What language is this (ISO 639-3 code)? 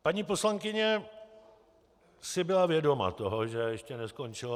ces